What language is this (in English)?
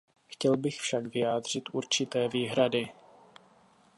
Czech